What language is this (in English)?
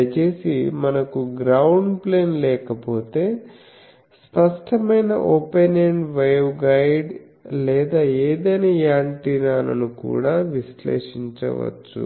Telugu